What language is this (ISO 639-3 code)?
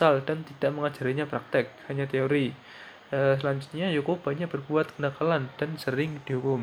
ind